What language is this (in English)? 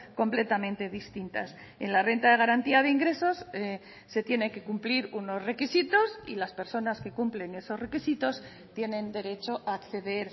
Spanish